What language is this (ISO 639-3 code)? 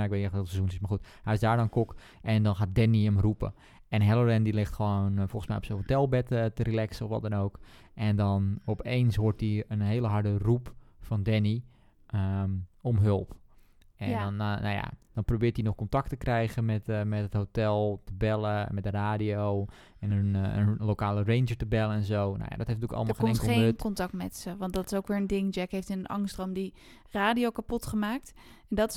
nld